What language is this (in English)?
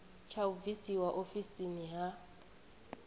Venda